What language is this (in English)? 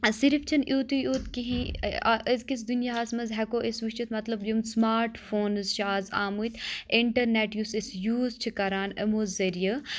Kashmiri